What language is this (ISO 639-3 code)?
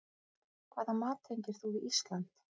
isl